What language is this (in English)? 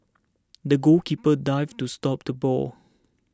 English